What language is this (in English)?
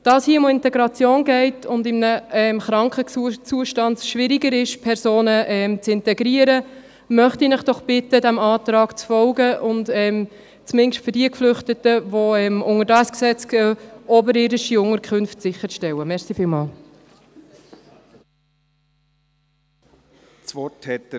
Swiss German